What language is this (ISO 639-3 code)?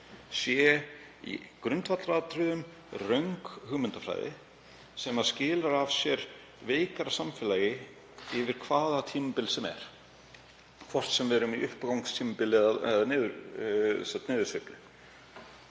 isl